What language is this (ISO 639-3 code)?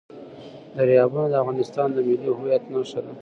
pus